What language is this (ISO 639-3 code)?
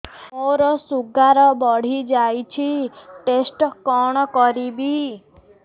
ori